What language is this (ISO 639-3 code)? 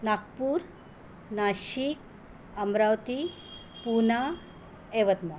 mar